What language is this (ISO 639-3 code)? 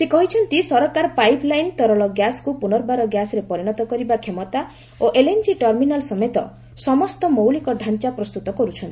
ori